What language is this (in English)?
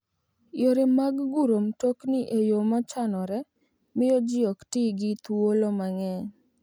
Luo (Kenya and Tanzania)